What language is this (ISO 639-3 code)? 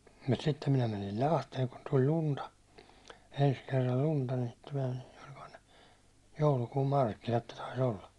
fin